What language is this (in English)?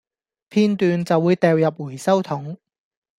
Cantonese